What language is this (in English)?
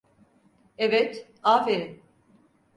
Turkish